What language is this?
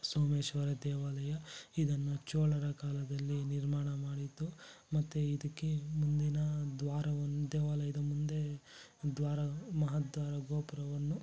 Kannada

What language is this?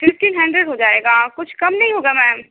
Urdu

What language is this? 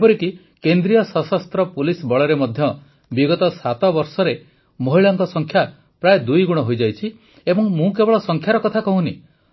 Odia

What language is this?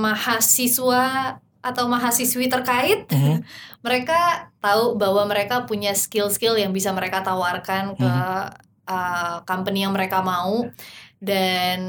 Indonesian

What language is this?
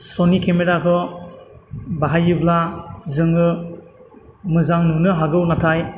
Bodo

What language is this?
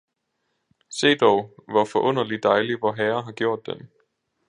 Danish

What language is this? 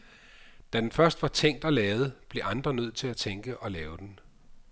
Danish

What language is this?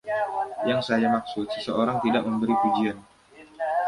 Indonesian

